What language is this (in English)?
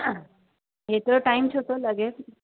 Sindhi